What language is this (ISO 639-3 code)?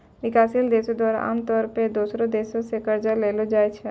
mai